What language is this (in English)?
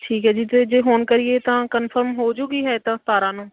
Punjabi